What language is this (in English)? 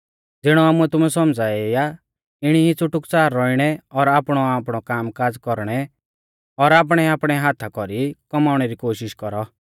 Mahasu Pahari